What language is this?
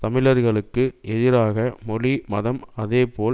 Tamil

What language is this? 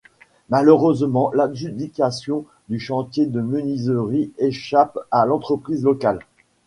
French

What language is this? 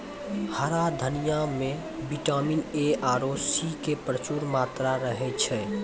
Maithili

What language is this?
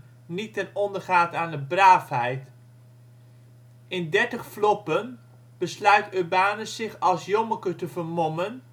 Dutch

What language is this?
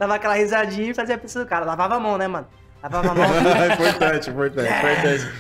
Portuguese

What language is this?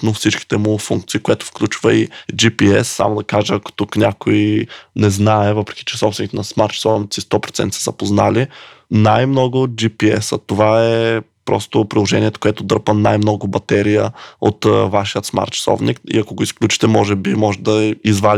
Bulgarian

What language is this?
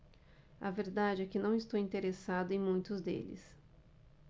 Portuguese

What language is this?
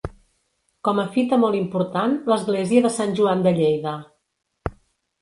Catalan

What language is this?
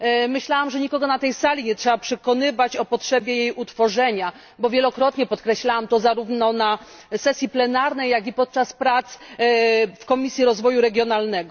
Polish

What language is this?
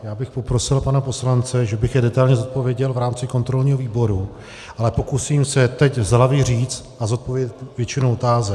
Czech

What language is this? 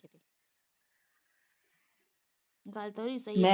Punjabi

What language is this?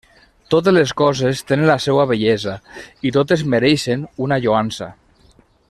Catalan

